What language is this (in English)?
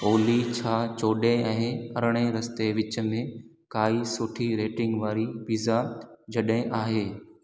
Sindhi